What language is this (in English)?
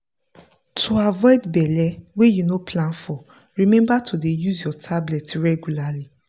Nigerian Pidgin